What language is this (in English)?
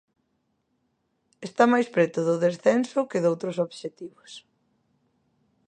Galician